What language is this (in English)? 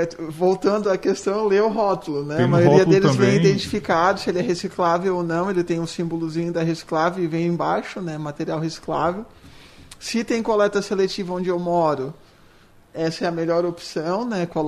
Portuguese